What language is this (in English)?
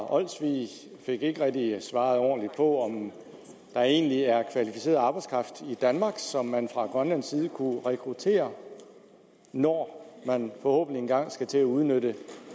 Danish